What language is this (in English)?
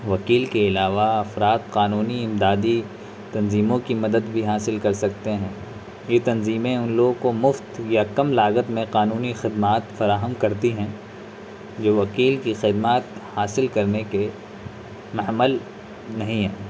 Urdu